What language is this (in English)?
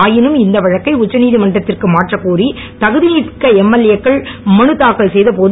Tamil